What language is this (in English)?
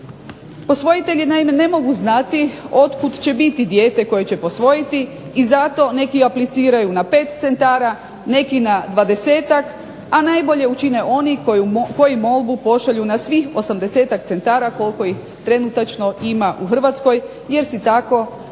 Croatian